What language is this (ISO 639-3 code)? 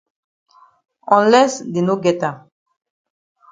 wes